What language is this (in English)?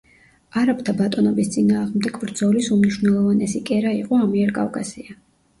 Georgian